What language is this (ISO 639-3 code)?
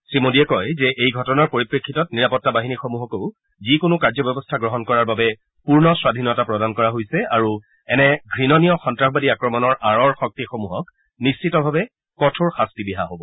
asm